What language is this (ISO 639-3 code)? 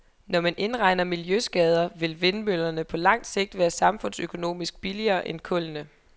dan